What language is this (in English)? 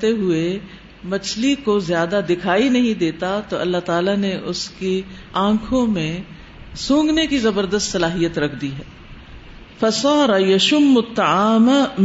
Urdu